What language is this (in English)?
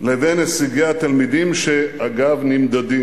Hebrew